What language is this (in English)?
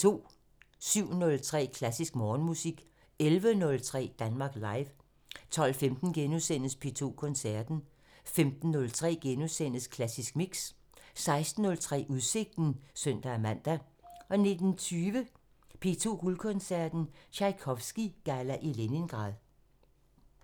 Danish